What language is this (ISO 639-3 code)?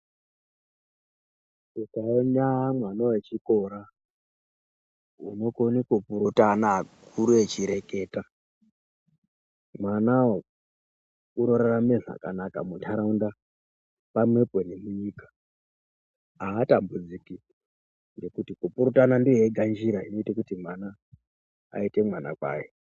ndc